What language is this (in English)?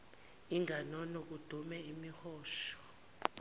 Zulu